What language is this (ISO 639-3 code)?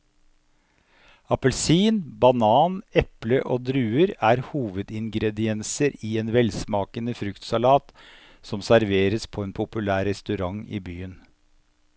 nor